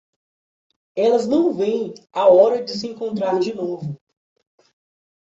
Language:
Portuguese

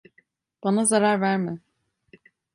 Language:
Turkish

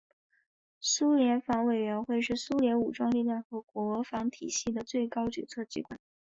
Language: Chinese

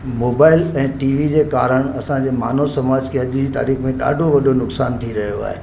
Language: Sindhi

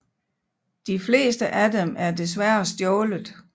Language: Danish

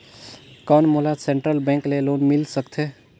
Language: Chhattisgarhi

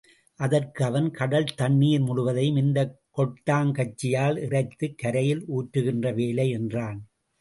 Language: Tamil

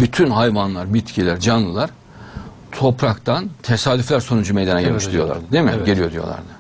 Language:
Turkish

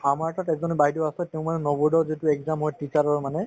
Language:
Assamese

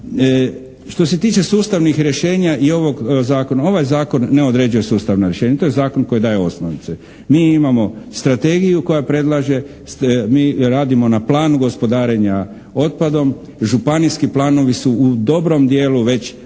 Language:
Croatian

